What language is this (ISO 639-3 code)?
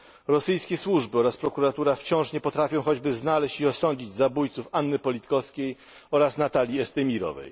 pol